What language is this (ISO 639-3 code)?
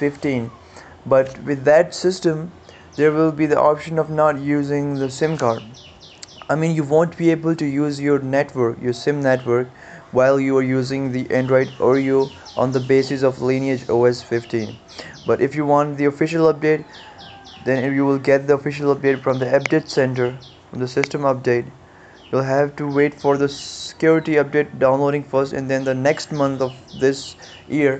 eng